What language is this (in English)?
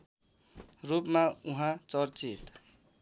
Nepali